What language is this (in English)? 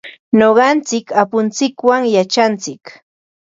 Ambo-Pasco Quechua